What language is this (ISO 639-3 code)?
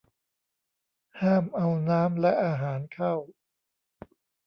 tha